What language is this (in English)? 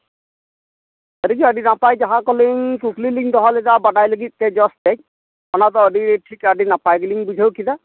Santali